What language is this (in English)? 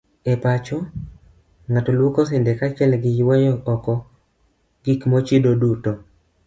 Luo (Kenya and Tanzania)